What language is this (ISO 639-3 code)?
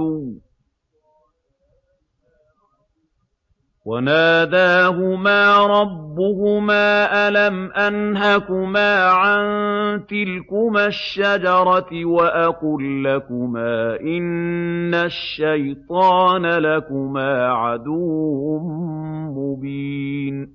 ara